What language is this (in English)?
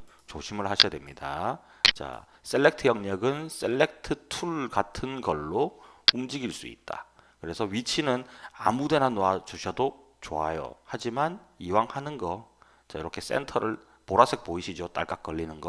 Korean